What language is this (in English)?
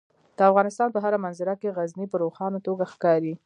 Pashto